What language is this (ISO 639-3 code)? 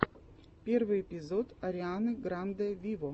rus